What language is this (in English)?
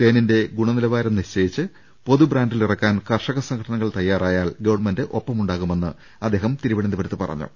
Malayalam